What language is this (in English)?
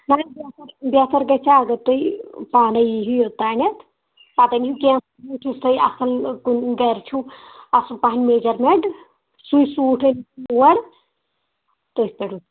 Kashmiri